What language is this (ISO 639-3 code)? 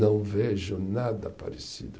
por